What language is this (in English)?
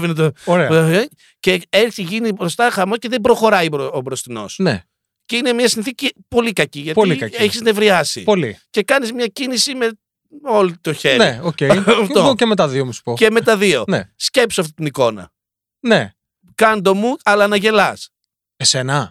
Greek